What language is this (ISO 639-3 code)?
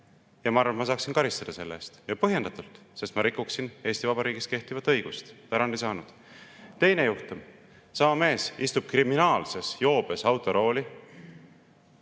est